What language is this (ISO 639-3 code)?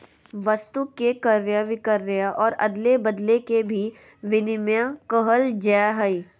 mag